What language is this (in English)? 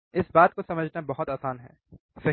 Hindi